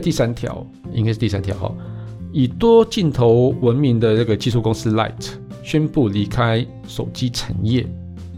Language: Chinese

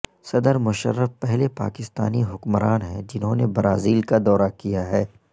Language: Urdu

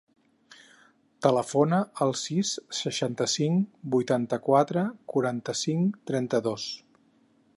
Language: Catalan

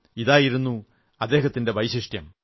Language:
Malayalam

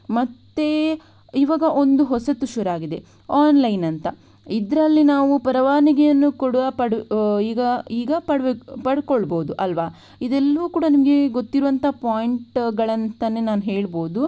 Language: Kannada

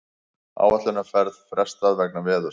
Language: Icelandic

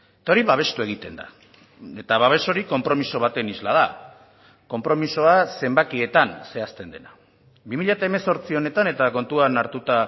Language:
Basque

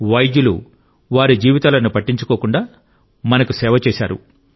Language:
Telugu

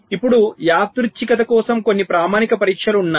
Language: Telugu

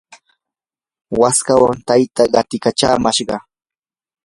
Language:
Yanahuanca Pasco Quechua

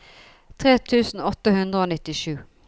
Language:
Norwegian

